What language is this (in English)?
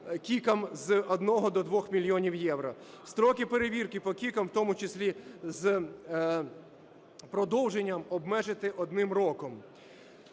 Ukrainian